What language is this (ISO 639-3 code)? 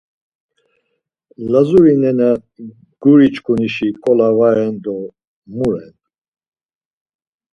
lzz